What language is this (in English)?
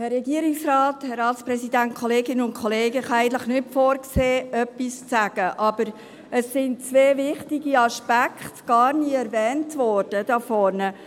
Swiss German